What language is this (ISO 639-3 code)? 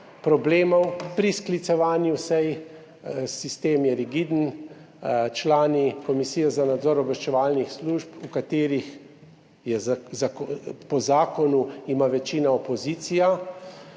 slv